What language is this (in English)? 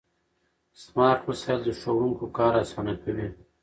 Pashto